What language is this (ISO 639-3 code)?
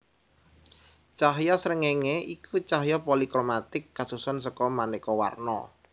jav